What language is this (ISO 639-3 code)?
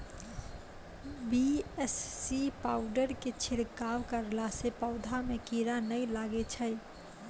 mai